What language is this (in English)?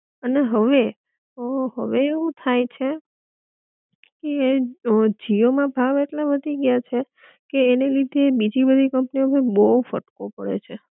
Gujarati